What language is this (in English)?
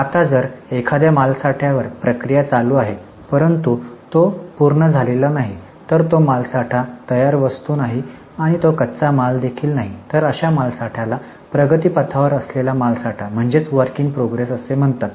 Marathi